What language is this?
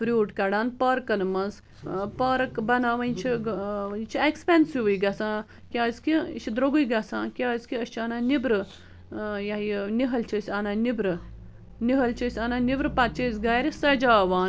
Kashmiri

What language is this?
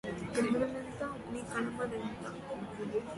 Telugu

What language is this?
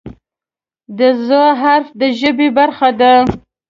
Pashto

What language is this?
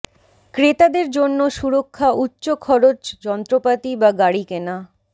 Bangla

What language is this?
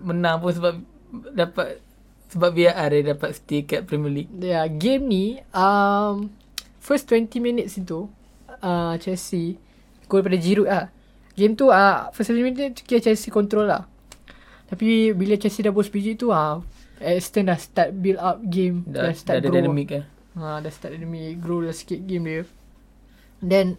Malay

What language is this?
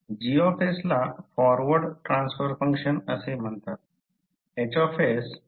Marathi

